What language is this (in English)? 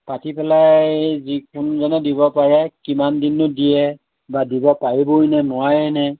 Assamese